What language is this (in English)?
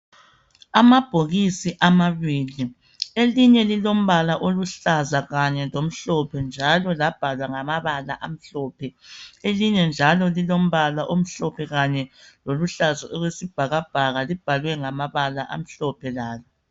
North Ndebele